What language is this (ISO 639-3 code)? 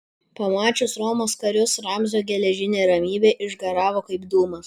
lit